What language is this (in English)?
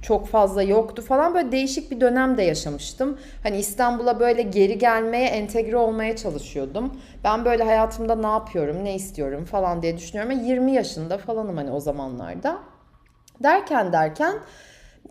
Turkish